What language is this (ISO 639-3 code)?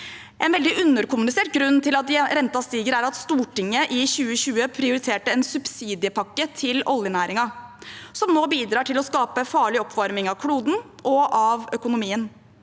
nor